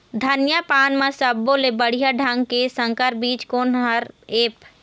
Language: Chhattisgarhi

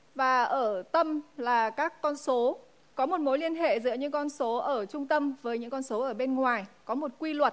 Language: Vietnamese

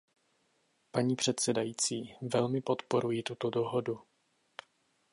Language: Czech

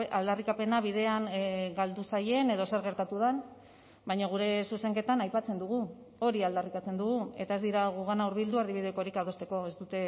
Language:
Basque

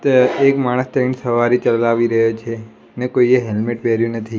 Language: Gujarati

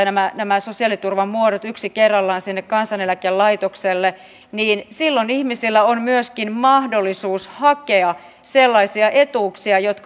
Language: Finnish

